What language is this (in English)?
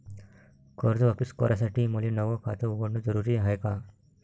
Marathi